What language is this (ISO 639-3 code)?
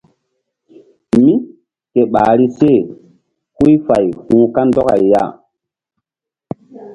mdd